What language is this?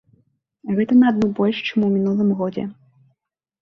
Belarusian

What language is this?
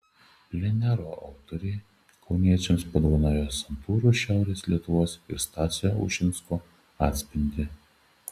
Lithuanian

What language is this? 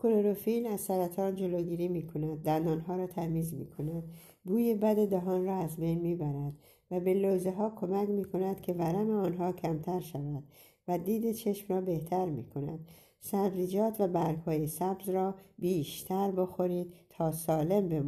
Persian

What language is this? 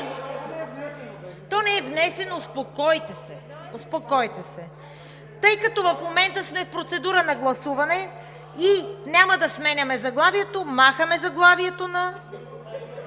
Bulgarian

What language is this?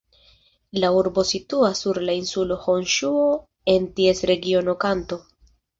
Esperanto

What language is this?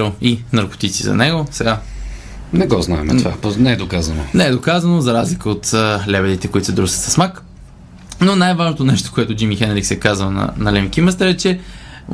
Bulgarian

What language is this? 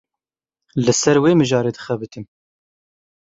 Kurdish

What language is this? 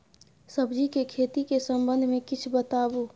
Maithili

